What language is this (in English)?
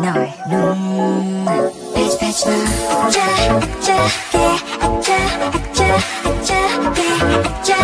Polish